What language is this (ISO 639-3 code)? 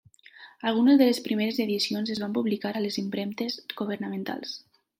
cat